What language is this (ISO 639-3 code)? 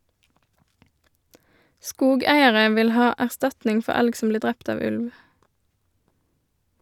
nor